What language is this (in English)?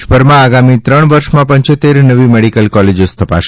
Gujarati